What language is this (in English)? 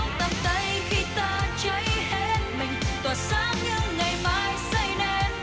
Vietnamese